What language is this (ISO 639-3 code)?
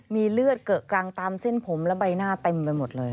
tha